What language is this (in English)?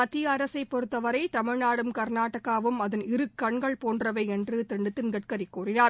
Tamil